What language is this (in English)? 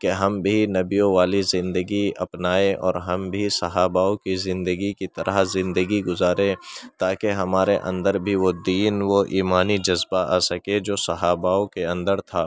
Urdu